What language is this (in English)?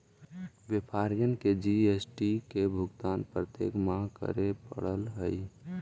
Magahi